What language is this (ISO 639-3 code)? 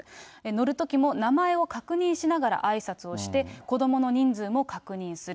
jpn